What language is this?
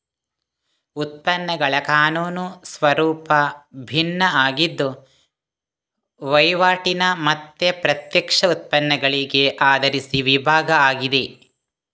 Kannada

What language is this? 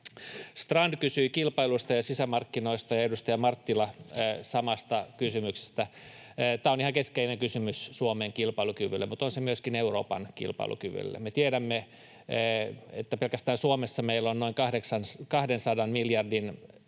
Finnish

